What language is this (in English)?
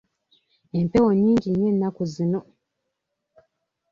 Ganda